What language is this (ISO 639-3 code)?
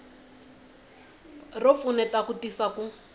tso